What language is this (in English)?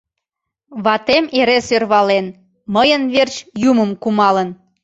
Mari